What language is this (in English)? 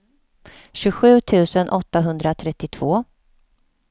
Swedish